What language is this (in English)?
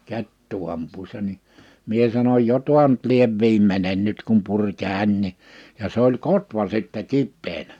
Finnish